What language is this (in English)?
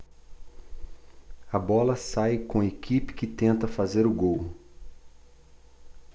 Portuguese